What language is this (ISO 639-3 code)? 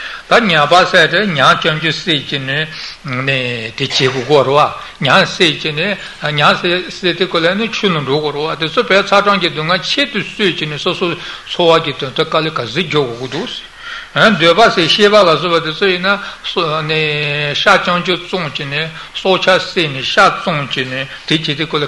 ita